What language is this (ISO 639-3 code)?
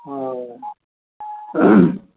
mai